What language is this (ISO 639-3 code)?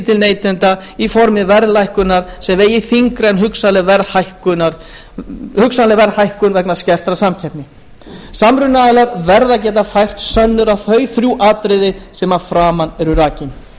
isl